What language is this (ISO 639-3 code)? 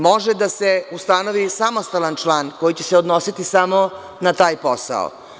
srp